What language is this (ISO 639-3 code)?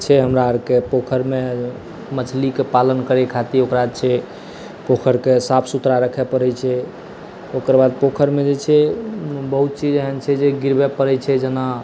mai